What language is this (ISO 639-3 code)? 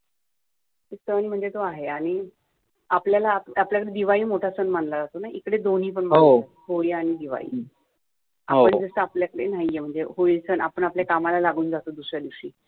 mar